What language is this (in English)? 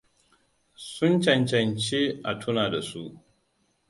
Hausa